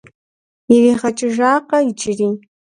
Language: Kabardian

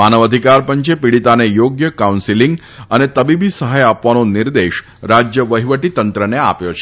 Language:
Gujarati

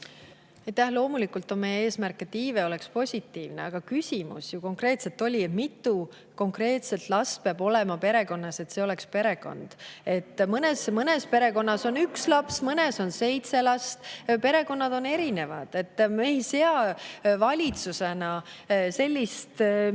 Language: Estonian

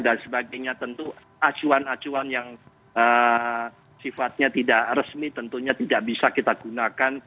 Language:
Indonesian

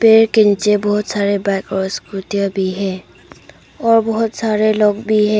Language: Hindi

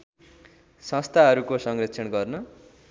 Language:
Nepali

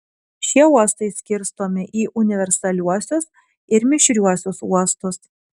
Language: Lithuanian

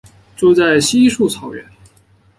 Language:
Chinese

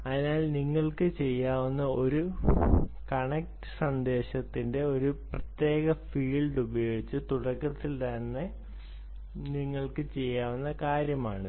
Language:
Malayalam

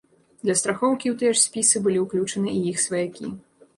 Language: Belarusian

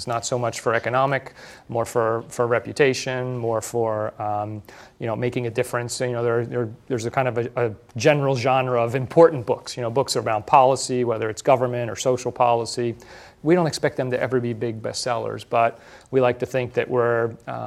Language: English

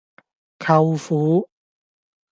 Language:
Cantonese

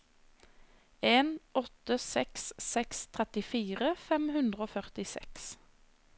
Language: Norwegian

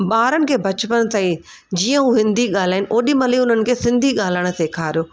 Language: Sindhi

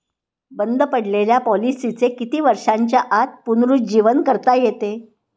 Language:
Marathi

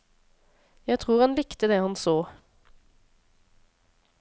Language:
Norwegian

